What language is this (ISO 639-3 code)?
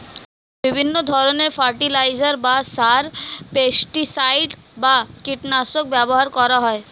ben